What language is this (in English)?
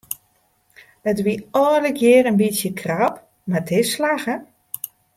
Western Frisian